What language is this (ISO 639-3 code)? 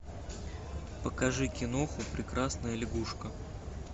rus